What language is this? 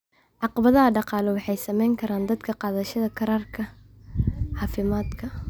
Somali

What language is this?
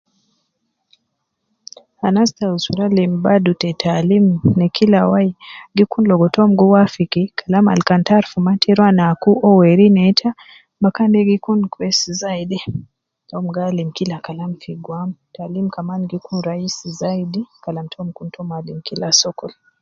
Nubi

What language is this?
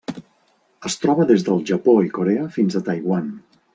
Catalan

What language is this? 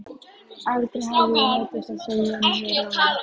Icelandic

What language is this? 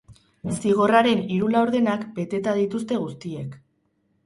Basque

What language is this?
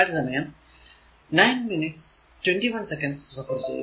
Malayalam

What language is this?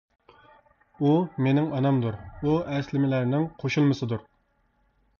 Uyghur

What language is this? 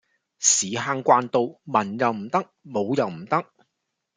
Cantonese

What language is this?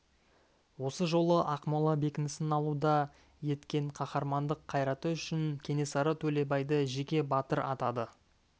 Kazakh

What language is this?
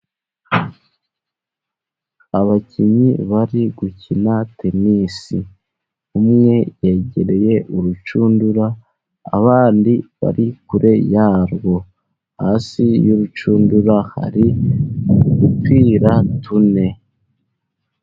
Kinyarwanda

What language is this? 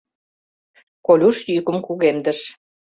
Mari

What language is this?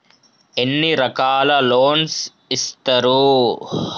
Telugu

